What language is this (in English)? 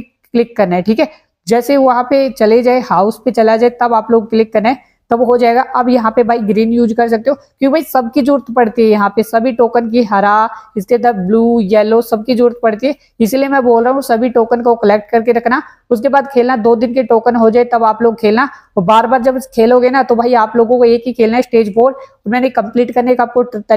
Hindi